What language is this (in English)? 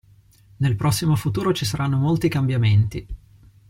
Italian